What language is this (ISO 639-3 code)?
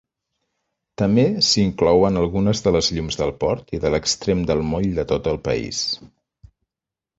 cat